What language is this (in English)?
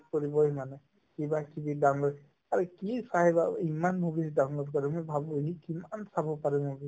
Assamese